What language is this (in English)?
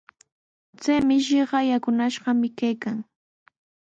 Sihuas Ancash Quechua